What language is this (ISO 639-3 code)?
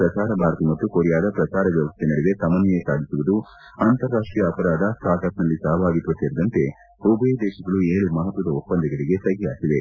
kan